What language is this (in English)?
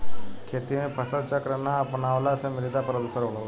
Bhojpuri